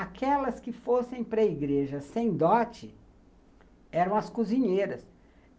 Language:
Portuguese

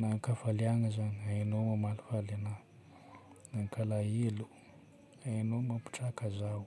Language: Northern Betsimisaraka Malagasy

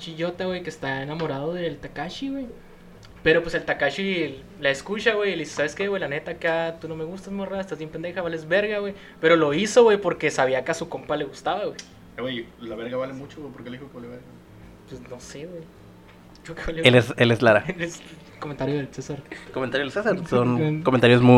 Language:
Spanish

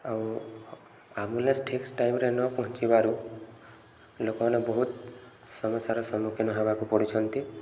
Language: Odia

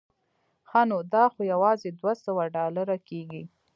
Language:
Pashto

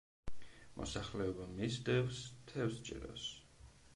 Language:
Georgian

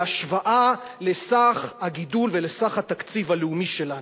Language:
Hebrew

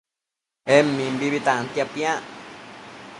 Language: Matsés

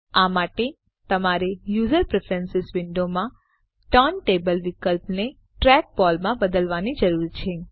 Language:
Gujarati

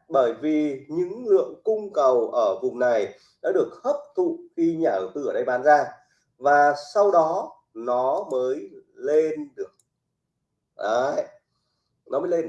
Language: Vietnamese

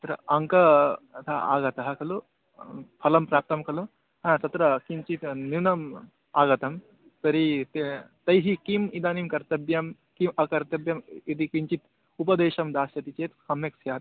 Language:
Sanskrit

